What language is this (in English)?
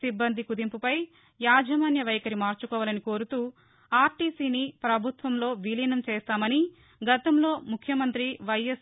Telugu